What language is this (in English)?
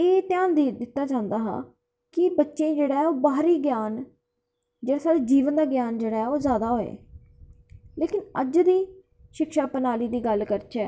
Dogri